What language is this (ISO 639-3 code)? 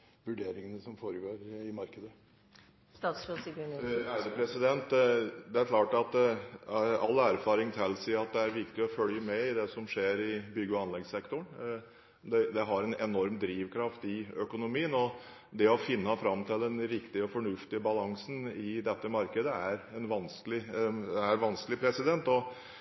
nob